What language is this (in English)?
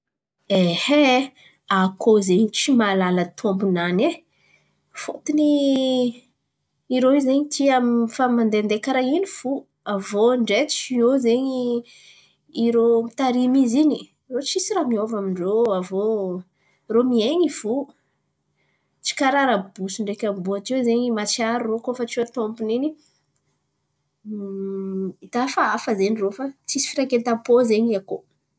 Antankarana Malagasy